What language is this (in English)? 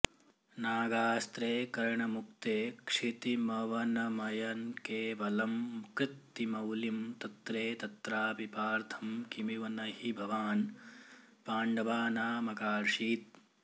Sanskrit